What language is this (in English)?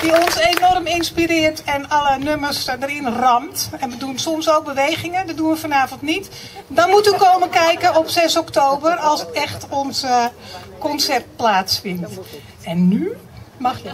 Dutch